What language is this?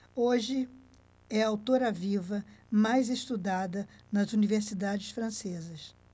Portuguese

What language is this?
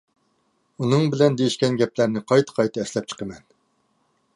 Uyghur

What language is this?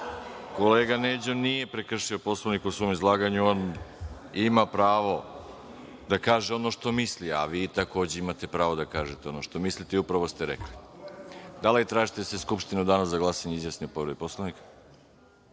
Serbian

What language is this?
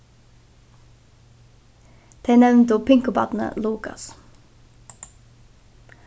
Faroese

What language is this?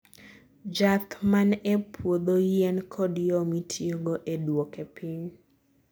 Luo (Kenya and Tanzania)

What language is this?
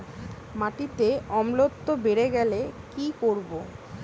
Bangla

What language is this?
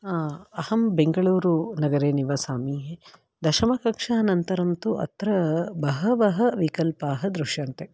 Sanskrit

